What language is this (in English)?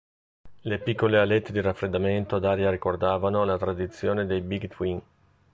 Italian